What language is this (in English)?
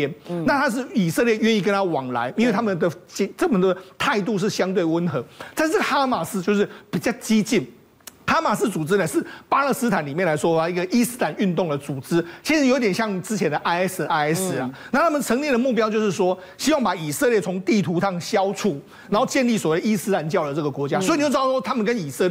Chinese